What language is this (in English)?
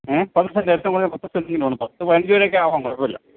Malayalam